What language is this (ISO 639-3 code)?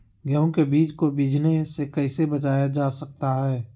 mag